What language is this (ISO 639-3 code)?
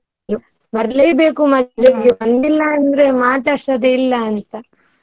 kan